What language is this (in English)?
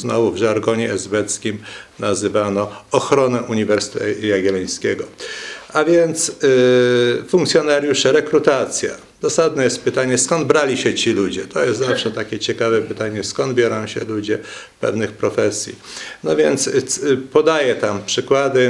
Polish